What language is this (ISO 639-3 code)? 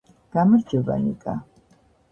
kat